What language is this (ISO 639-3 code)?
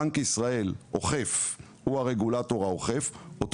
heb